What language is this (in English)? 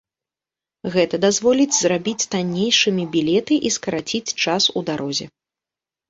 Belarusian